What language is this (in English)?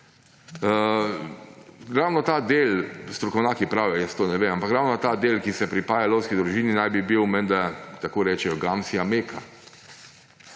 Slovenian